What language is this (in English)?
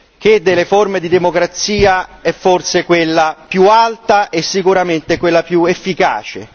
Italian